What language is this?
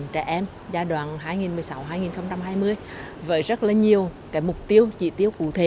Vietnamese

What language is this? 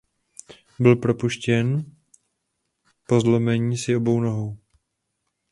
Czech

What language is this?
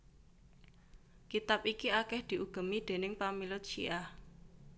Javanese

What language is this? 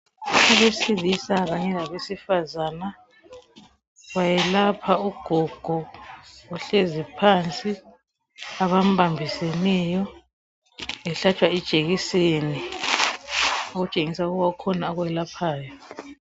North Ndebele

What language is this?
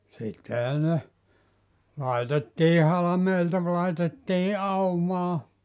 Finnish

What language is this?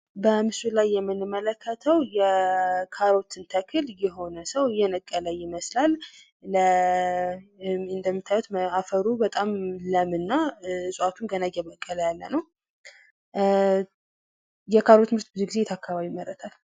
Amharic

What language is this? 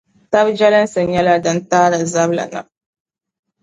Dagbani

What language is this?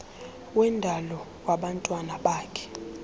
Xhosa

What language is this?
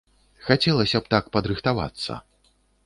Belarusian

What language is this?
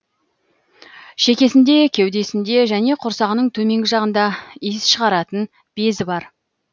Kazakh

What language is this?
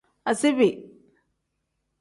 Tem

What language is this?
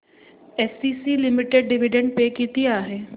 Marathi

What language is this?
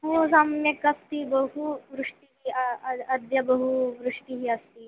Sanskrit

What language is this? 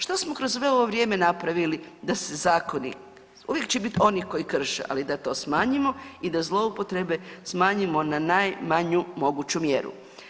Croatian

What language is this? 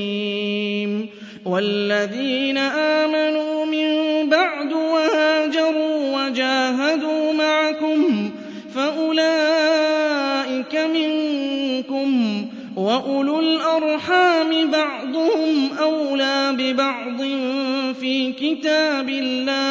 Arabic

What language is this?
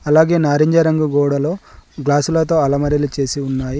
Telugu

